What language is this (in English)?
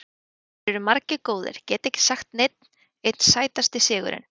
Icelandic